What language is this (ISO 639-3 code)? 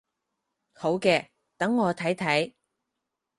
yue